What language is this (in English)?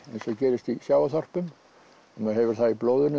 Icelandic